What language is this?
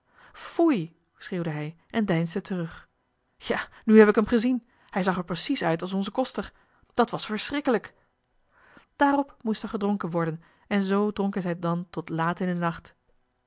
Dutch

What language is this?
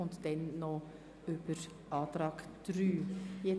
Swiss German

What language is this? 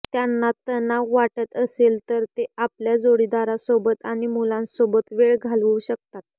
Marathi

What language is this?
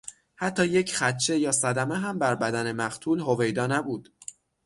Persian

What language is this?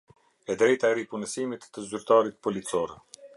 Albanian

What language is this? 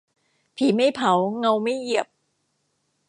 Thai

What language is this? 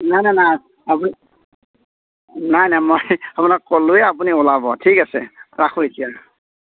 Assamese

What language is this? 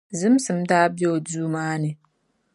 Dagbani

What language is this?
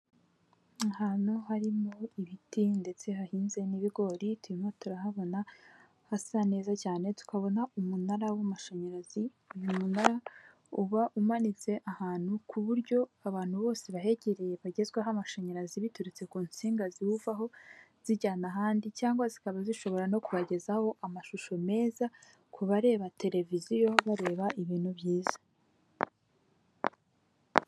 Kinyarwanda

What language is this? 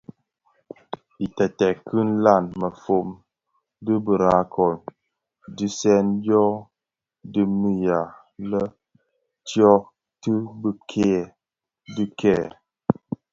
Bafia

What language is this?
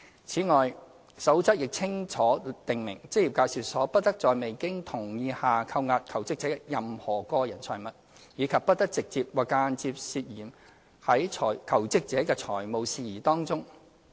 Cantonese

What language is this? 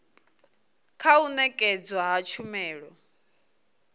Venda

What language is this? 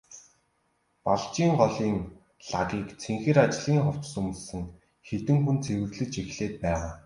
Mongolian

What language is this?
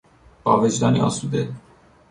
Persian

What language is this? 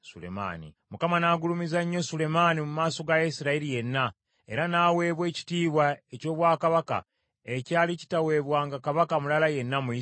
Ganda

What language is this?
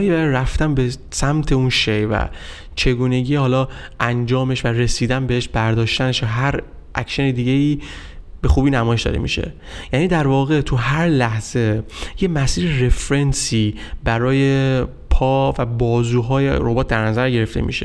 Persian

